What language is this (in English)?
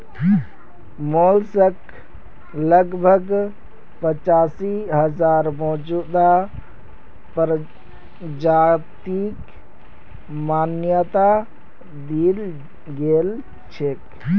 Magahi